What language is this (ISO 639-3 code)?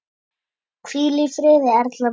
isl